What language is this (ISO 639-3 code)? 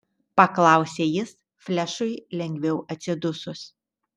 lit